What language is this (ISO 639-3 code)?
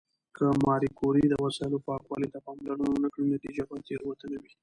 pus